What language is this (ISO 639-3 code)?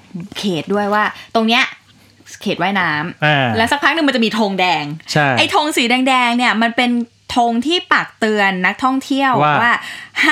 tha